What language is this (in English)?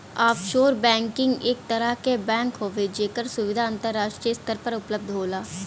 Bhojpuri